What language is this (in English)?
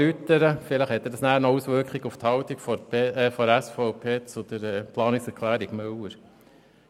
Swiss German